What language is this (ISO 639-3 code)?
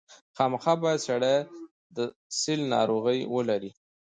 pus